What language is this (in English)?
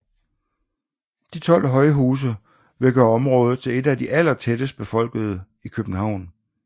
Danish